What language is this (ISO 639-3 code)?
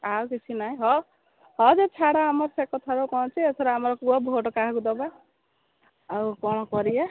ori